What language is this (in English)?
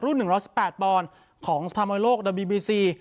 Thai